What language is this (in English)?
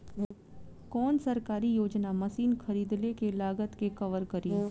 Bhojpuri